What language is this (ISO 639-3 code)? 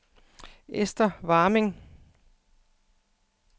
dan